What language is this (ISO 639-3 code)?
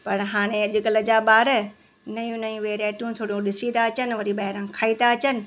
snd